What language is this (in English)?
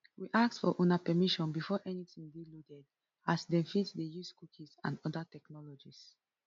Nigerian Pidgin